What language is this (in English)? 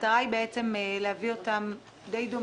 Hebrew